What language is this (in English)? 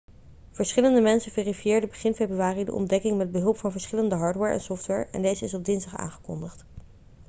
Dutch